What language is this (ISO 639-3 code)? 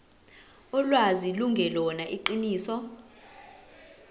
zul